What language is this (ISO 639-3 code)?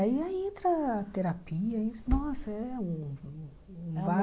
por